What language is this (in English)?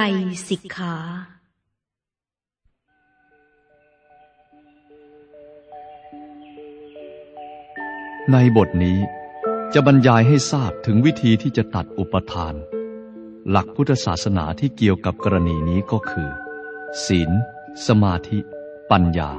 Thai